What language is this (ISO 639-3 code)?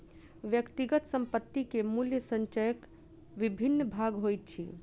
mai